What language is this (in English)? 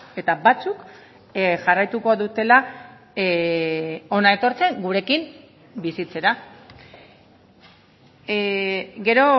Basque